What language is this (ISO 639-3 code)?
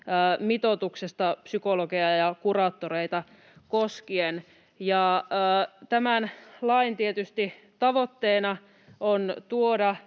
fin